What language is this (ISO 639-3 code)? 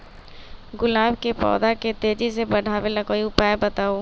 mag